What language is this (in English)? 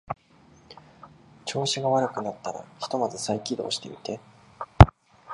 Japanese